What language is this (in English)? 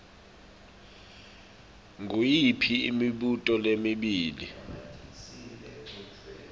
Swati